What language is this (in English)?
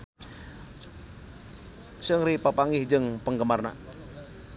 Sundanese